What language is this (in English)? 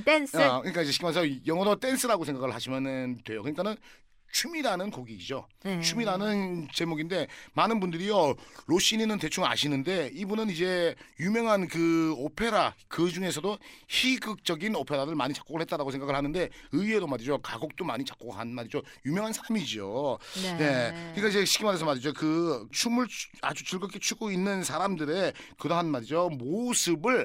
Korean